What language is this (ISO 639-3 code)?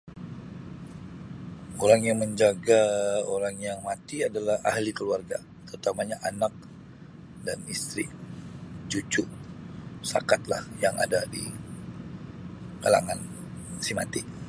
msi